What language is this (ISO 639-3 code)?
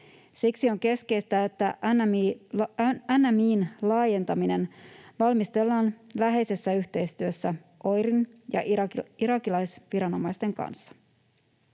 fin